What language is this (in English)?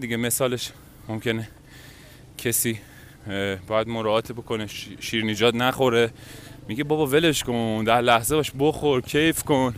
Persian